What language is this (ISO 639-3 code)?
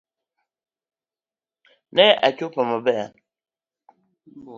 luo